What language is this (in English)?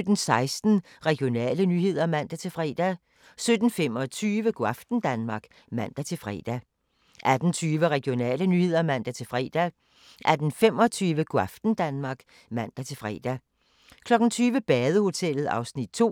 Danish